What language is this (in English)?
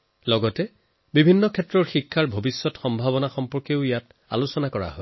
Assamese